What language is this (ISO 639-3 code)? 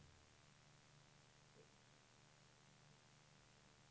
swe